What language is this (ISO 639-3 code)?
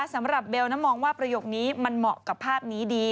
tha